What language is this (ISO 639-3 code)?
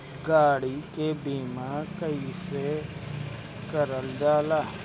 bho